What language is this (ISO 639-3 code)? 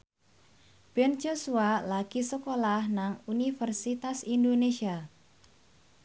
jav